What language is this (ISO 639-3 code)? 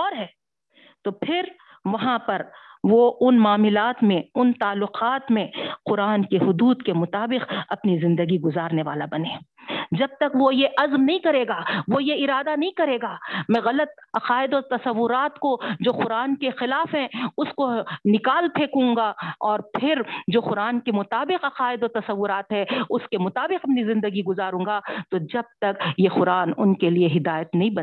urd